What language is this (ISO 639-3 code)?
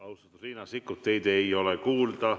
est